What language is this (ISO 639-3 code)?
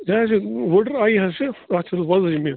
kas